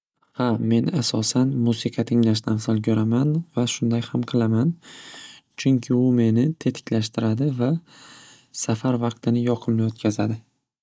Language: Uzbek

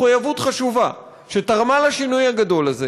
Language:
Hebrew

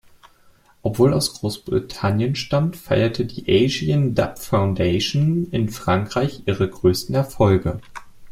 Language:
German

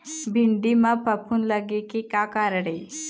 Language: Chhattisgarhi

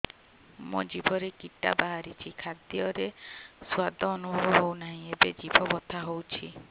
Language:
Odia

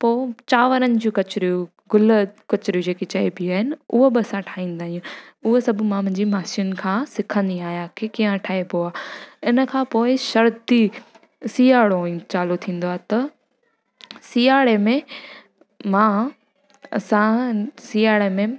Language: Sindhi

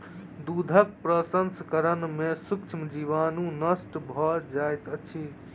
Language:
Maithili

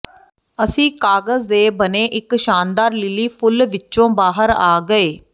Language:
Punjabi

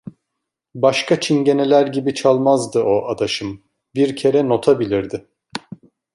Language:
Turkish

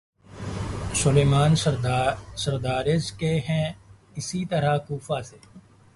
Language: Urdu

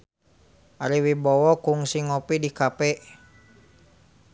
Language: Sundanese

